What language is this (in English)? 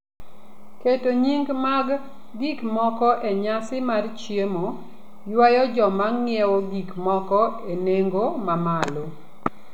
Luo (Kenya and Tanzania)